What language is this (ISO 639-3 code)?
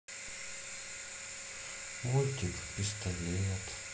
rus